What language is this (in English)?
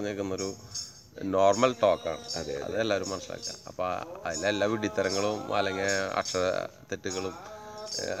Malayalam